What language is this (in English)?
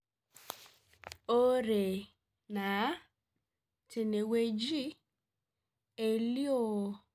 Masai